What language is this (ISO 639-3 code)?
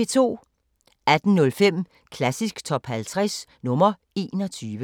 dan